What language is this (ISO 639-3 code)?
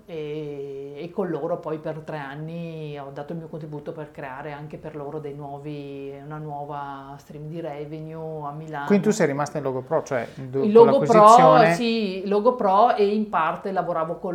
ita